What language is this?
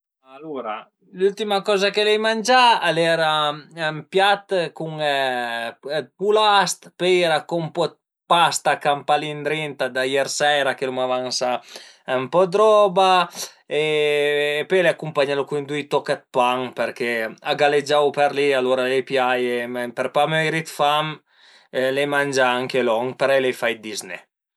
Piedmontese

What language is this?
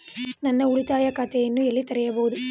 Kannada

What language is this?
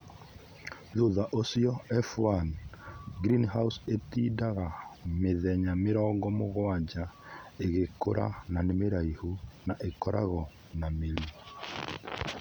Kikuyu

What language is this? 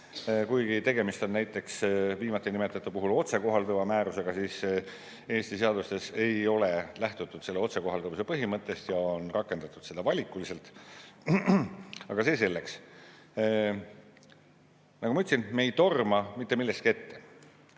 Estonian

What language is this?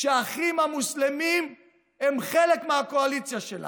Hebrew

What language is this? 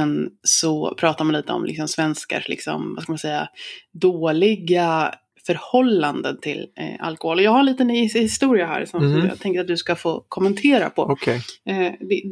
Swedish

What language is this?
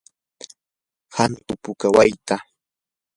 Yanahuanca Pasco Quechua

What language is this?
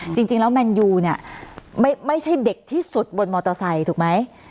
Thai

